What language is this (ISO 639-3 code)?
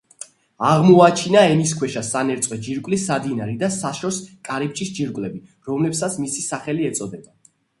kat